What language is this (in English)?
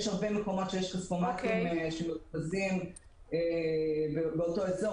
Hebrew